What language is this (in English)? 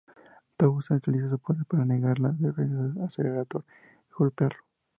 Spanish